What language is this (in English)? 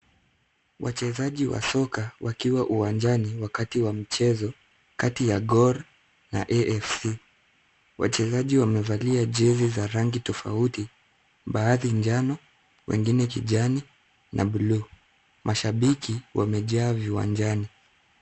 Swahili